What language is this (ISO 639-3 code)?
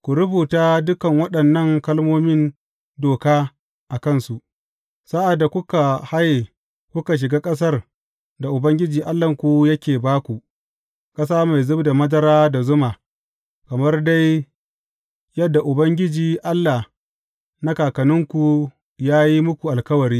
hau